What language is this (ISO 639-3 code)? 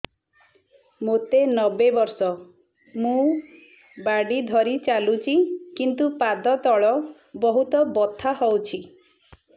ori